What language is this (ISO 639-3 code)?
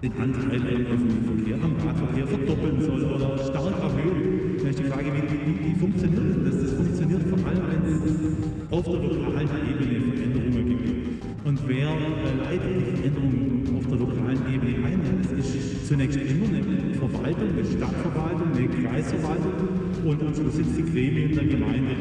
deu